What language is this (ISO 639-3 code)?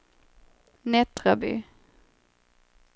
swe